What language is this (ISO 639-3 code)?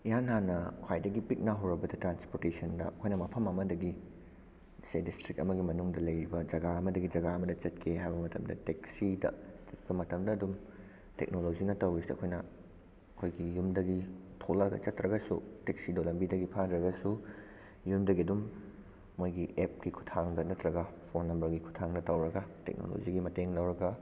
mni